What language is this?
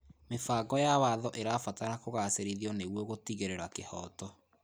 Kikuyu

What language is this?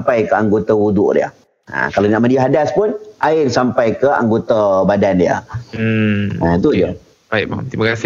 Malay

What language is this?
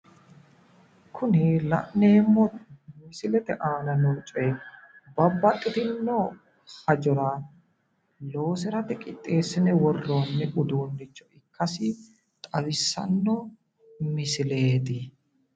Sidamo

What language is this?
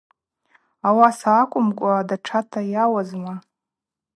Abaza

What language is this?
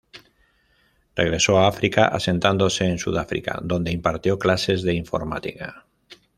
Spanish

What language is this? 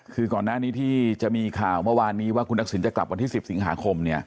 Thai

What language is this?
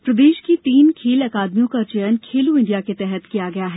Hindi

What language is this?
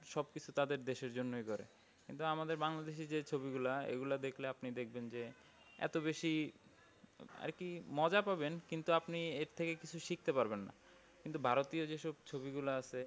Bangla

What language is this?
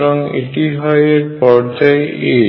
Bangla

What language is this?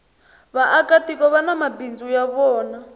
Tsonga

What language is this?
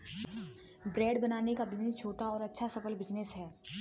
Hindi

